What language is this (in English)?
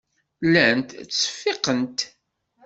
Kabyle